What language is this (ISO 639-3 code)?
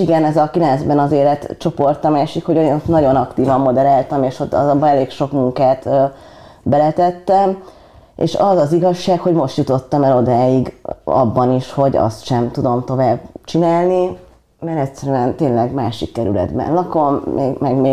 hun